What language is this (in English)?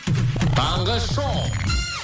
Kazakh